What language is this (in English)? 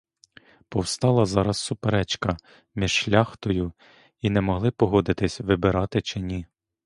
Ukrainian